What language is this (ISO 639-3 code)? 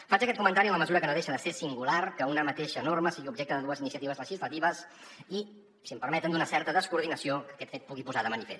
cat